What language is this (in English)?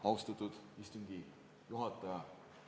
Estonian